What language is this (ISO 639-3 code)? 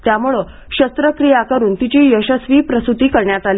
mar